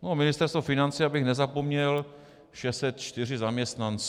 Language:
Czech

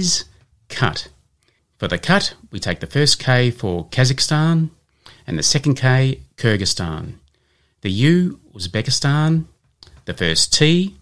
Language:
English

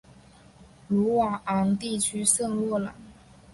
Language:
Chinese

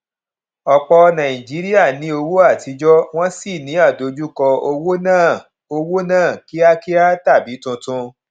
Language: Yoruba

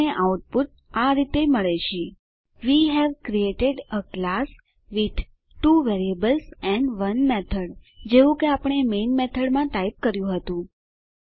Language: Gujarati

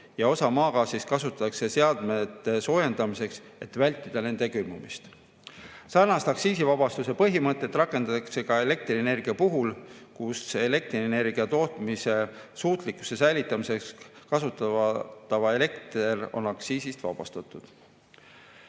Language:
Estonian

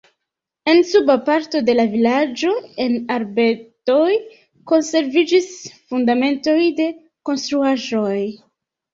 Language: Esperanto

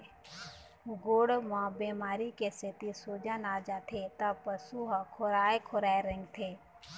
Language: Chhattisgarhi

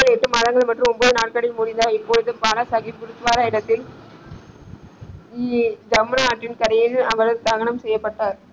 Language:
Tamil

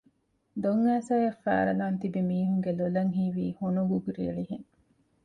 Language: Divehi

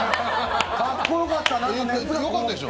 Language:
Japanese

